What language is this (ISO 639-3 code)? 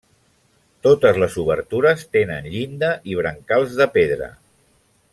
cat